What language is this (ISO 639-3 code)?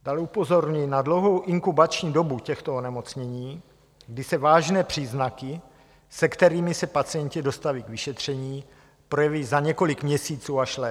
ces